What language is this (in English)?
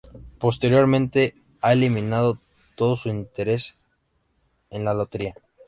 Spanish